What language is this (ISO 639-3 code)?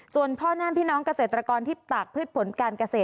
tha